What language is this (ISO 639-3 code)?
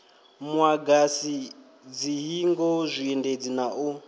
ven